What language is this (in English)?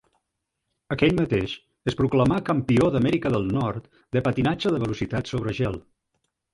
Catalan